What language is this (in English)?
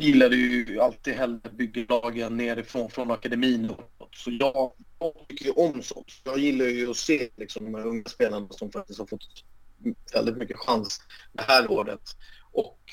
Swedish